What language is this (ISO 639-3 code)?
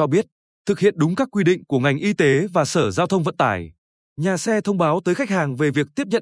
vie